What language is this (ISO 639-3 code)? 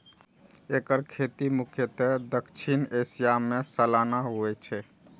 mai